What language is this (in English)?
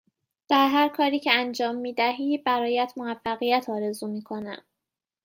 Persian